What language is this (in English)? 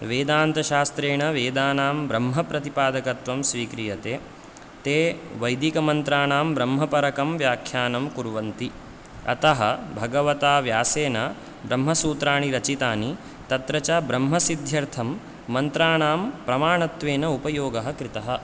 Sanskrit